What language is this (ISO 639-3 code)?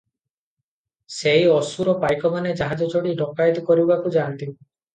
ori